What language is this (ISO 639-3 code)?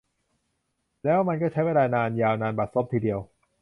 tha